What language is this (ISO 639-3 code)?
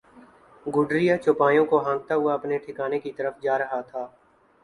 urd